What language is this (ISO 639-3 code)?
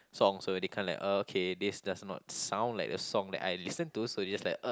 eng